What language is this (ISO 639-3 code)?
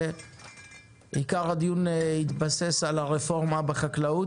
heb